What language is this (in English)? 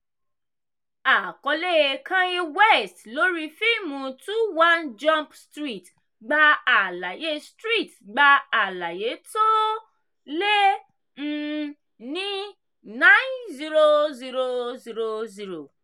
Yoruba